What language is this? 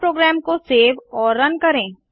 Hindi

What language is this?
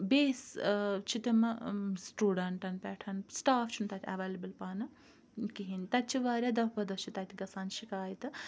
Kashmiri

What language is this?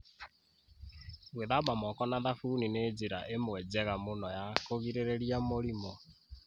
Kikuyu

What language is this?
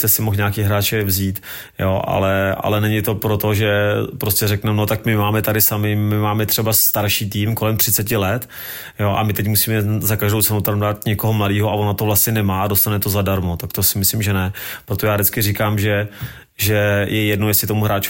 Czech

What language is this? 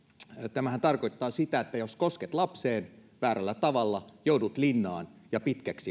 Finnish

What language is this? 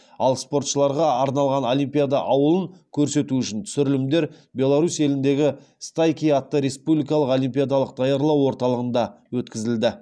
Kazakh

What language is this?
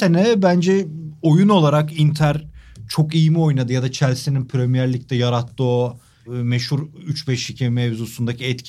Turkish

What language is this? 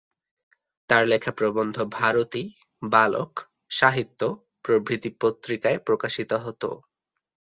Bangla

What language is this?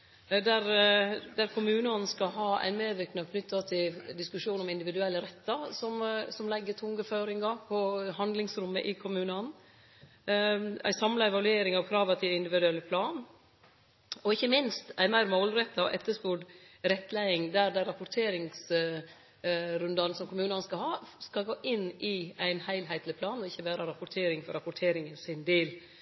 Norwegian Nynorsk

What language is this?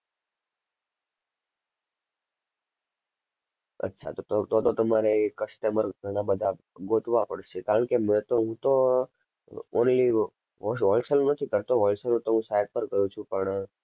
Gujarati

